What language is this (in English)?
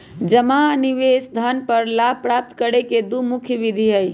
Magahi